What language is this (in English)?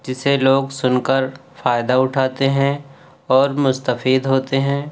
Urdu